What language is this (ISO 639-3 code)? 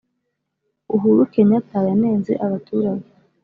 kin